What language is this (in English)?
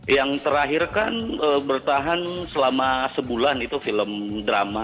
Indonesian